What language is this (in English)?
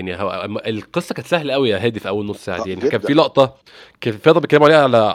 Arabic